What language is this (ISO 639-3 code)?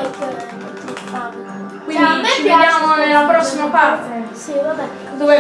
ita